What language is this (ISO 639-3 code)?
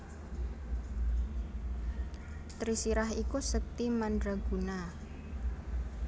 jav